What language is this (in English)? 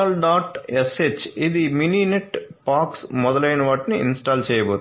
Telugu